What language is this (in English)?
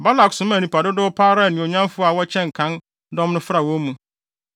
Akan